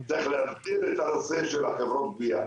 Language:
Hebrew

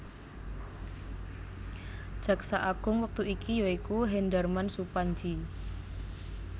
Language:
Javanese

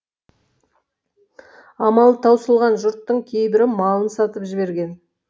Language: Kazakh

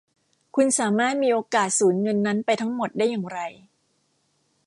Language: Thai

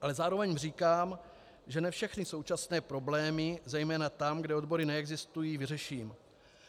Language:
Czech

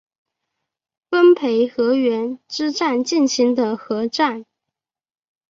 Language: Chinese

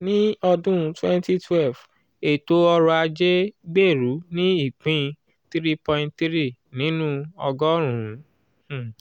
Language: Yoruba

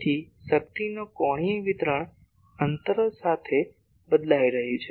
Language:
Gujarati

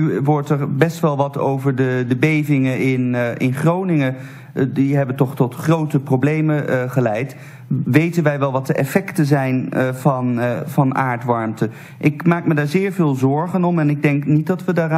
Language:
Dutch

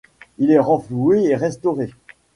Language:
French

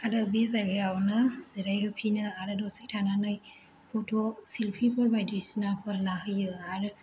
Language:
Bodo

